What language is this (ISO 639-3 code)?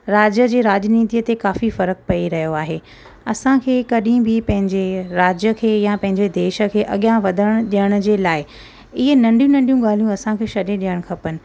snd